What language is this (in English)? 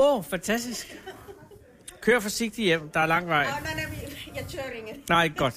Danish